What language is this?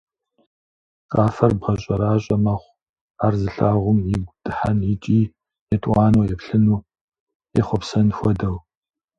Kabardian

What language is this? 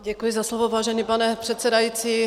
Czech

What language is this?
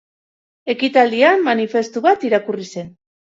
Basque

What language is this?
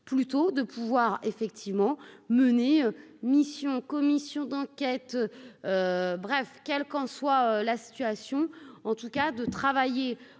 French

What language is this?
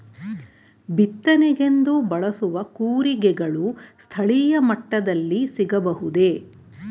Kannada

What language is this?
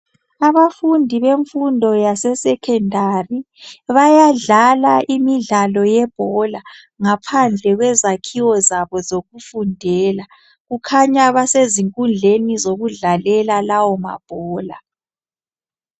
North Ndebele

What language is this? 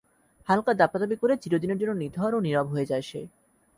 Bangla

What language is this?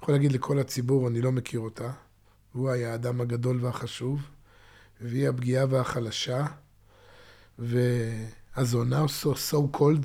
Hebrew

